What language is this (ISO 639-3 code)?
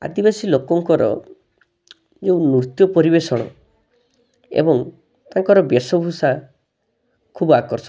ori